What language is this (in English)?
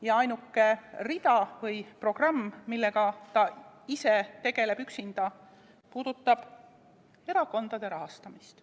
Estonian